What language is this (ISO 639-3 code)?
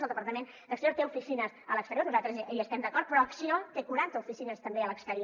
cat